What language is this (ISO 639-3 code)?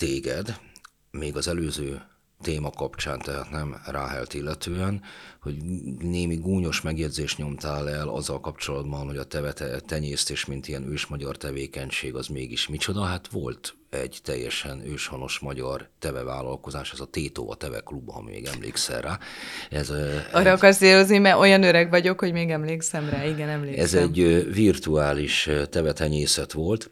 hun